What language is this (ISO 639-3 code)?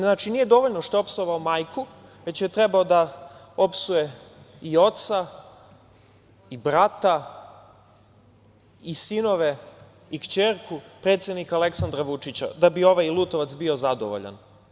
srp